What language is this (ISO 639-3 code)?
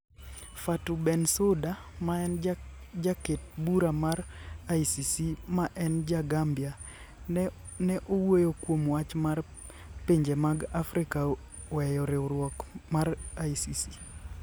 luo